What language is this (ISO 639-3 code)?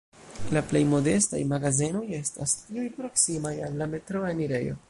epo